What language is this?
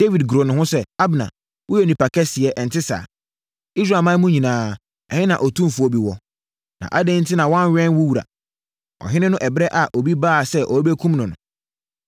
Akan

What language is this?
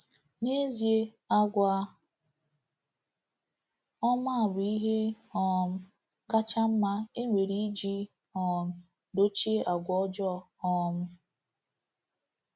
Igbo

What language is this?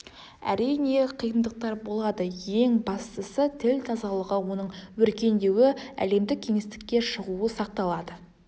Kazakh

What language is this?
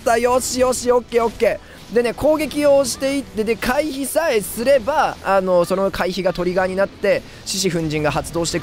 Japanese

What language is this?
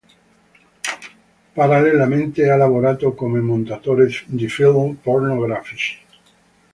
Italian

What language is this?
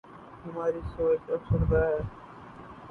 Urdu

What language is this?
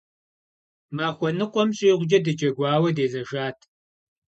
Kabardian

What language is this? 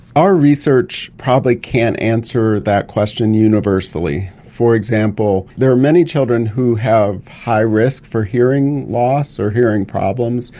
English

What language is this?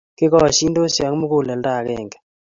Kalenjin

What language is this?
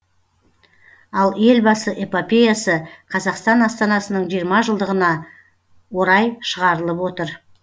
Kazakh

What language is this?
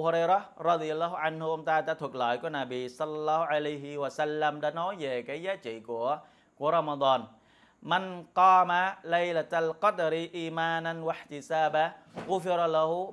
Vietnamese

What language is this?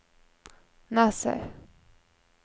Norwegian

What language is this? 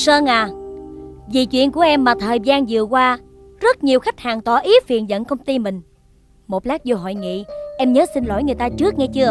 Vietnamese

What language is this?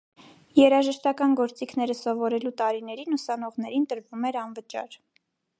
Armenian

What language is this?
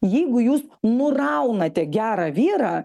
Lithuanian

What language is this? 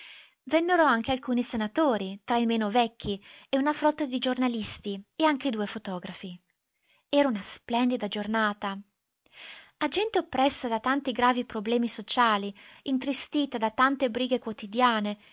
Italian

